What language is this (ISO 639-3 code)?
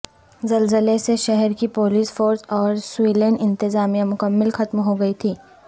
urd